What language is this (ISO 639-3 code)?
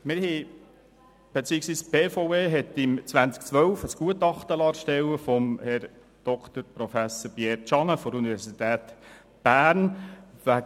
gsw